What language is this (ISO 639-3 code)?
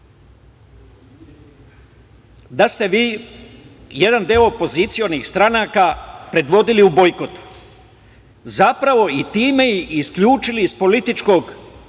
srp